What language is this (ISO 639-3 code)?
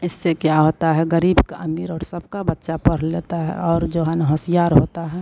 hin